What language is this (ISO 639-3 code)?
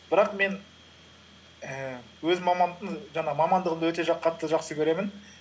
kaz